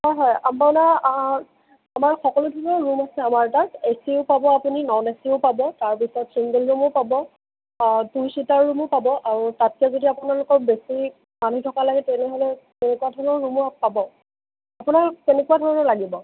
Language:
Assamese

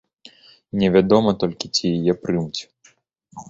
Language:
Belarusian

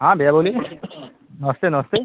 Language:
Hindi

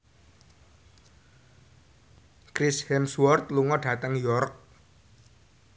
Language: Javanese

